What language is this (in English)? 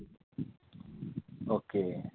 Marathi